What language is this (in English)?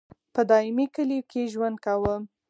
Pashto